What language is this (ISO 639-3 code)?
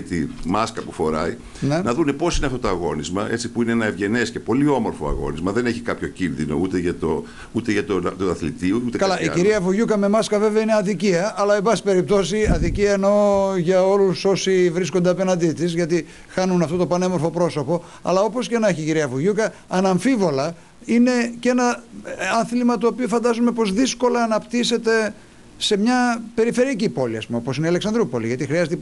ell